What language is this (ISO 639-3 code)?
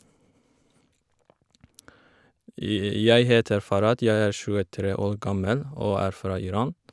nor